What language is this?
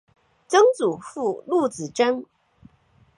Chinese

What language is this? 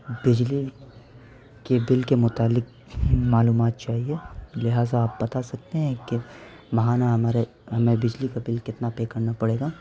Urdu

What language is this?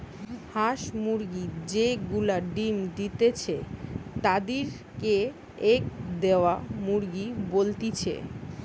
Bangla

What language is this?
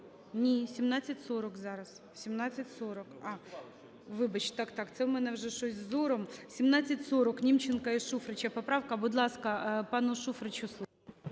Ukrainian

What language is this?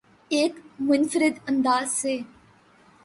Urdu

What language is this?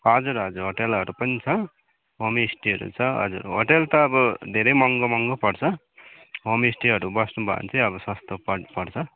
Nepali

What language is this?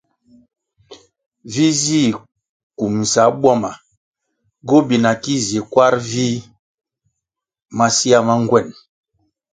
Kwasio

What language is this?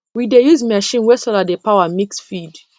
Nigerian Pidgin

